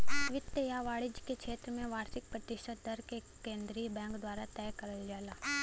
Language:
Bhojpuri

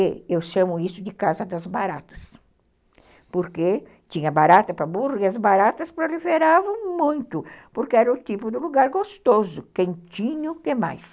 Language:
Portuguese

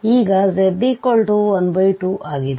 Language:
Kannada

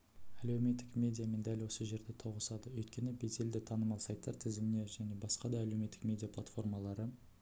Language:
Kazakh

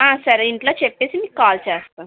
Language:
Telugu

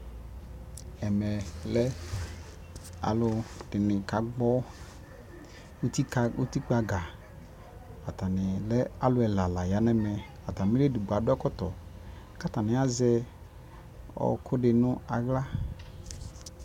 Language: Ikposo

